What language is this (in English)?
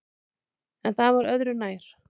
Icelandic